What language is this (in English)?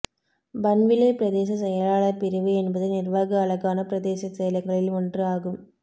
Tamil